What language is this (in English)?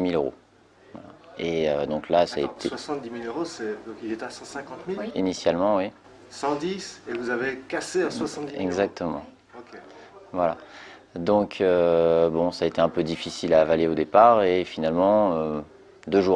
French